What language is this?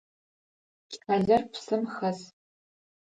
Adyghe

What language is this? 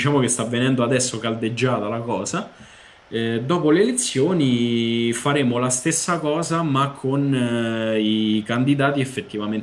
Italian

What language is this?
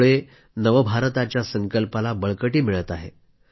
Marathi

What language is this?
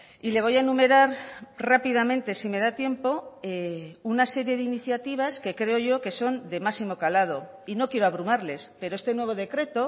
Spanish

